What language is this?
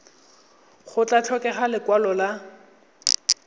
Tswana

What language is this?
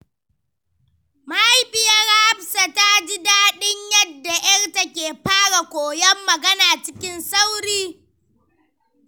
Hausa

